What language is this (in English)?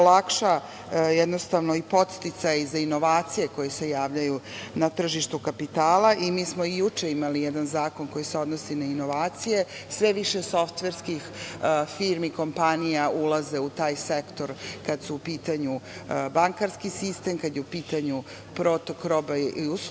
Serbian